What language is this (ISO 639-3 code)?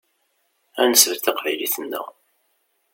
kab